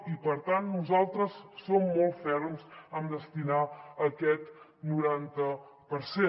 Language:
Catalan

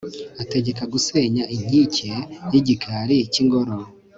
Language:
Kinyarwanda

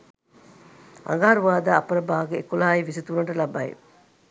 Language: Sinhala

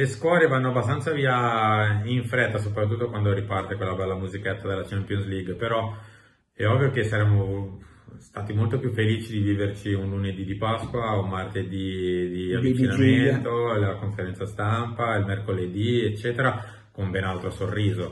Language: Italian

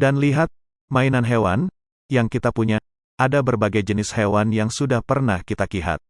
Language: Indonesian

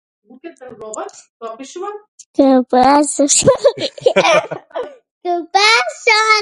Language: Macedonian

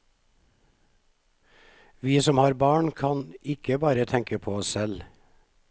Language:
Norwegian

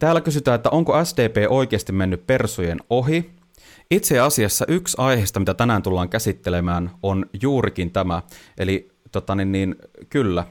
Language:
Finnish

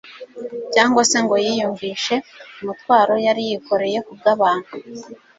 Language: Kinyarwanda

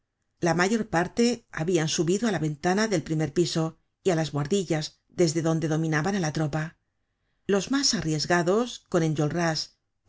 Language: Spanish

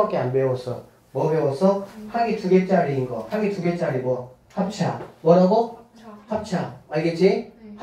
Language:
Korean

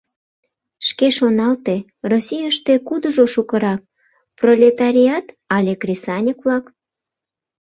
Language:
Mari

